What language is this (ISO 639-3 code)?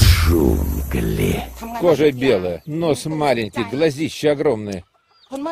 rus